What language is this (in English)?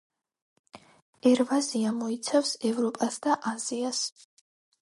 Georgian